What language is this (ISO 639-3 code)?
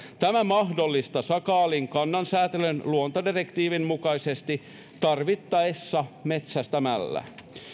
fin